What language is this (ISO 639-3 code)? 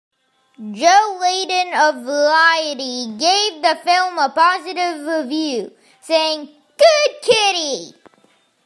eng